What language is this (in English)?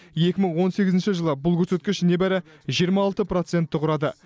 Kazakh